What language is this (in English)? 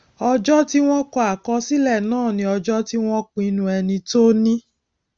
Yoruba